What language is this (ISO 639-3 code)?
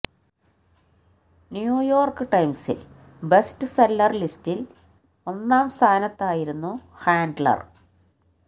mal